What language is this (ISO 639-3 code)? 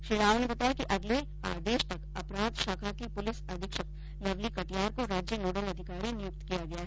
hin